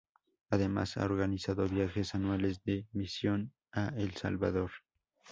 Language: Spanish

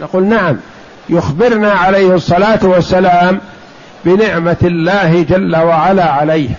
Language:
Arabic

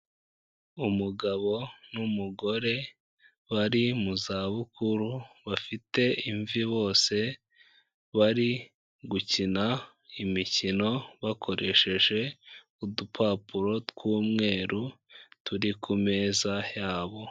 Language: Kinyarwanda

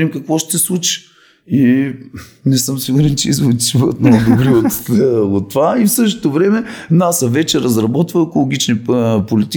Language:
Bulgarian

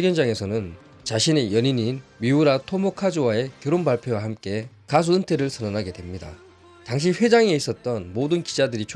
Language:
Korean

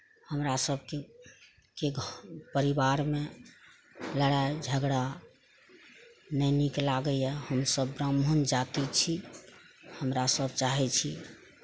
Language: Maithili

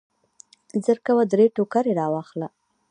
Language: Pashto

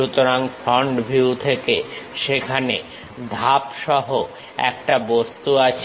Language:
Bangla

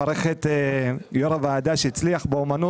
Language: Hebrew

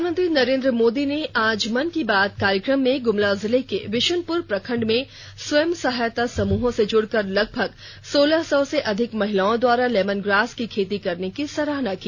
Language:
Hindi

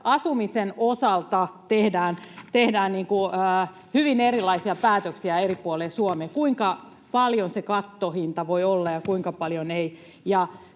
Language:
Finnish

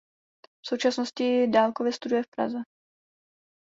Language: Czech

